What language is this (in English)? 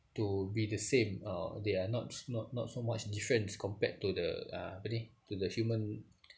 English